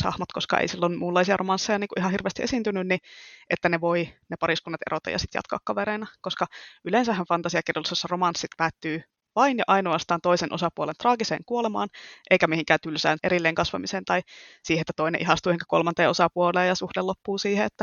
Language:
Finnish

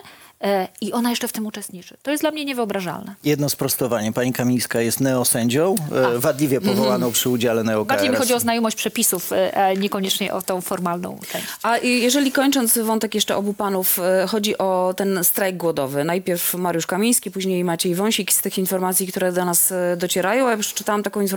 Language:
Polish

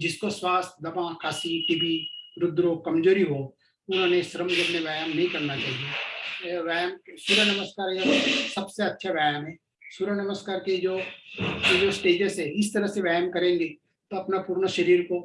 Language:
Hindi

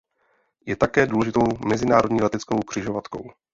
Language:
Czech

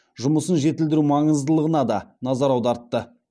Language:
Kazakh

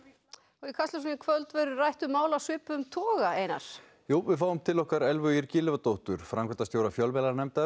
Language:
Icelandic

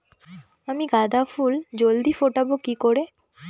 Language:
Bangla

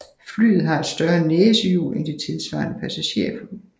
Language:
Danish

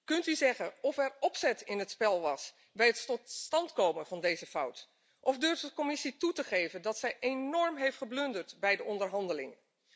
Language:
Dutch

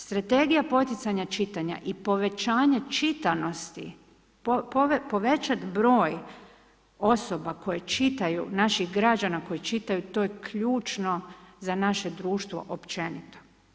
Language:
Croatian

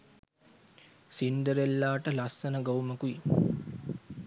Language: Sinhala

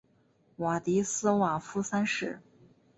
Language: Chinese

